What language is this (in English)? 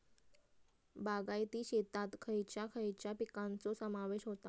Marathi